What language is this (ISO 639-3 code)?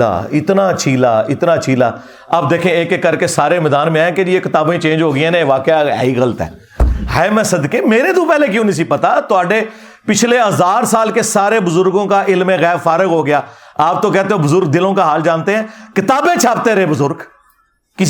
urd